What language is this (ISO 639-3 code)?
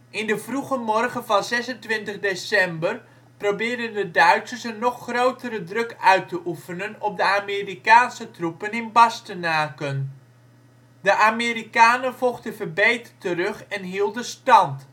nld